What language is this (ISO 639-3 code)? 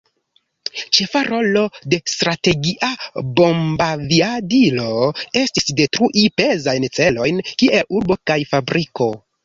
epo